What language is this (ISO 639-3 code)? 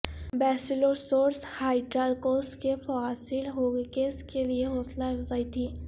urd